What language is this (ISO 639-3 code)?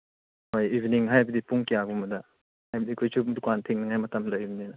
mni